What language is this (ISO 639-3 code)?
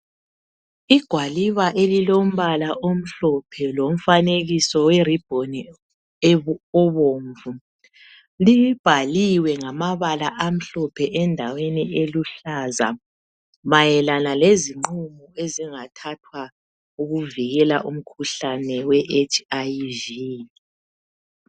nde